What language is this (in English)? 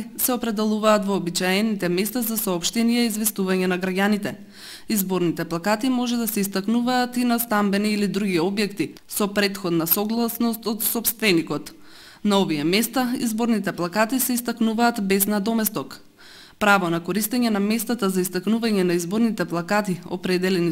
Macedonian